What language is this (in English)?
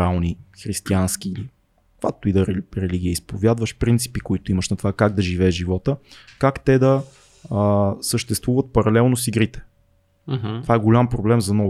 Bulgarian